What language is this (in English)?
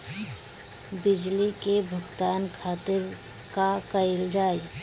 Bhojpuri